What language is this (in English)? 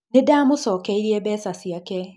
Kikuyu